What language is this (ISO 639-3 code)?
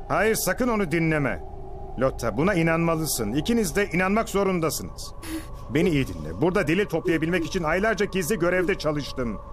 tur